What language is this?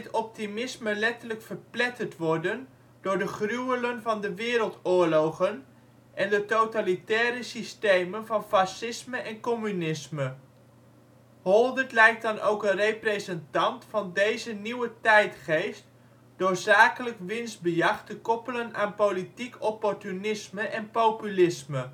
Dutch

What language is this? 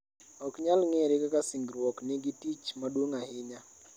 Luo (Kenya and Tanzania)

